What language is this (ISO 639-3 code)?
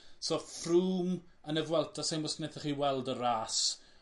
cym